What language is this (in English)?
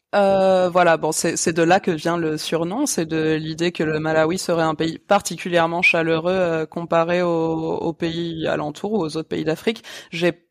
French